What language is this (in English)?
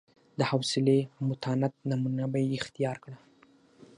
Pashto